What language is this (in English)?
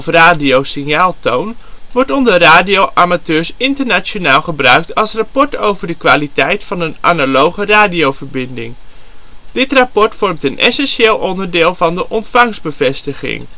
Dutch